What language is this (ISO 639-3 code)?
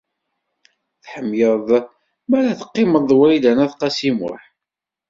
kab